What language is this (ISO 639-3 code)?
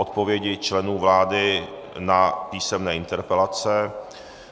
ces